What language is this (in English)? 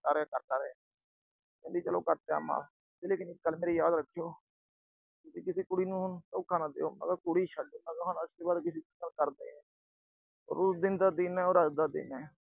Punjabi